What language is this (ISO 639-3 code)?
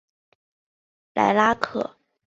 zho